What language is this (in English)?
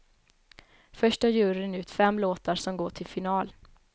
Swedish